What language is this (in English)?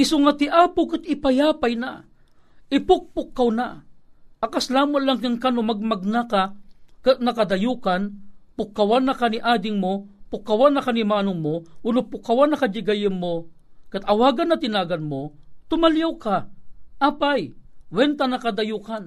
Filipino